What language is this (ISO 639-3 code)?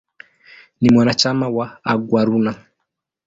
swa